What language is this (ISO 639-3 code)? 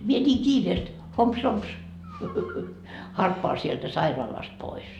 fin